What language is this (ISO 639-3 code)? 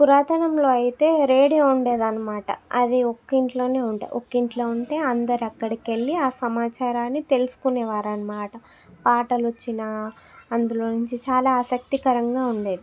tel